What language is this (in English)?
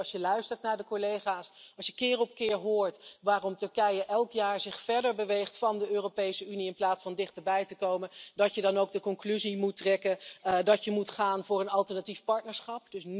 Dutch